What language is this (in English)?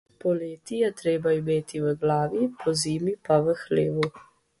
Slovenian